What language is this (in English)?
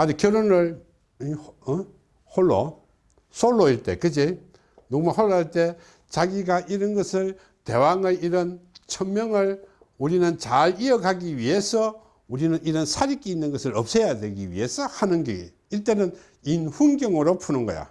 Korean